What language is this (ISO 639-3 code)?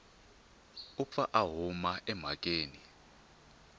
tso